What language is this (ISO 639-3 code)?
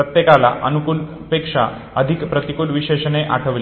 mar